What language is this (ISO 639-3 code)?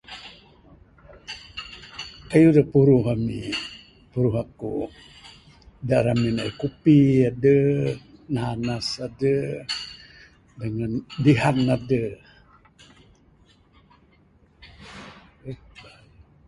sdo